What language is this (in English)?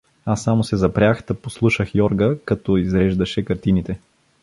Bulgarian